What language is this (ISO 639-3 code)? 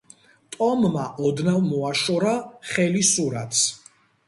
kat